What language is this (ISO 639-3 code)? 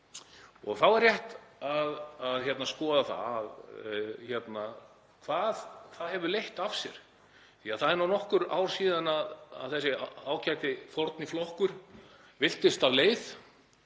isl